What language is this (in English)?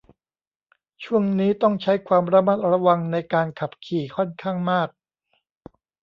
Thai